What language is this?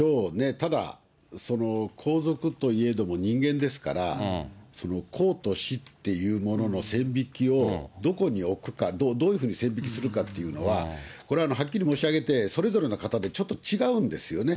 Japanese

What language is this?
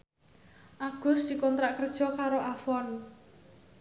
Javanese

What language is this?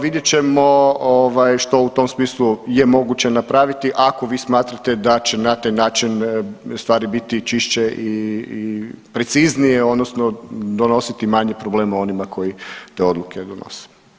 Croatian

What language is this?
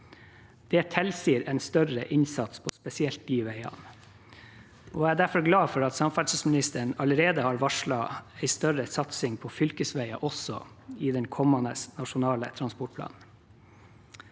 Norwegian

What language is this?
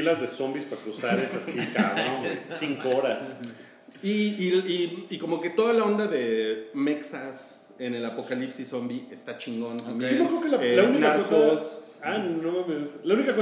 Spanish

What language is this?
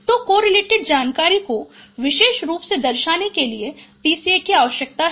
Hindi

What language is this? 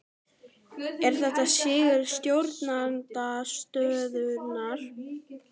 Icelandic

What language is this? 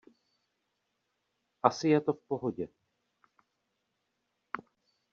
Czech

